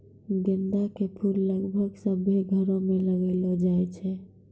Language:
Maithili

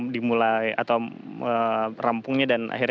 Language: Indonesian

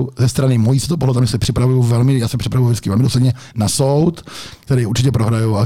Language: Czech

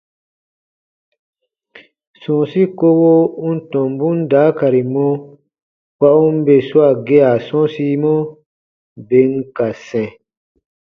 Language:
Baatonum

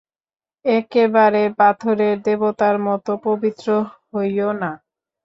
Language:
Bangla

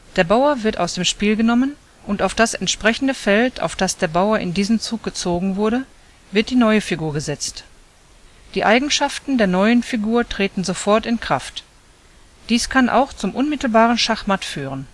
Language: German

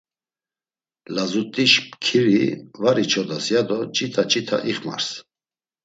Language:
Laz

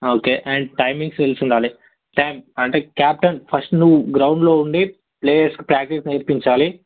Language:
Telugu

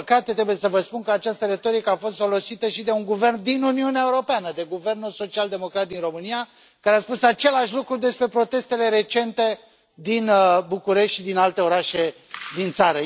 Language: Romanian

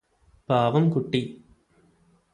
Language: Malayalam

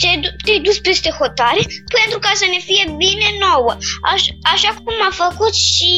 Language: Romanian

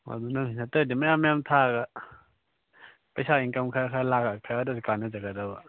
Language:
Manipuri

